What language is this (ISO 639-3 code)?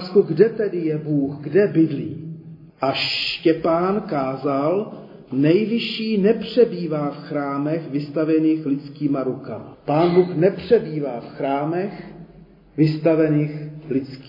ces